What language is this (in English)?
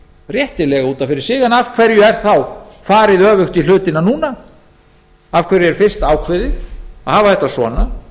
Icelandic